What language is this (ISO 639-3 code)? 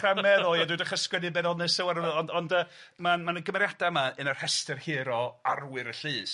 cym